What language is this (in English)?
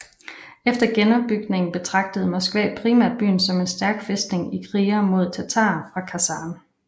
Danish